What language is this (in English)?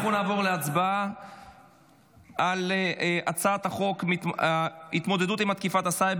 Hebrew